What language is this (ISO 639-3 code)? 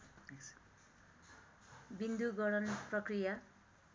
nep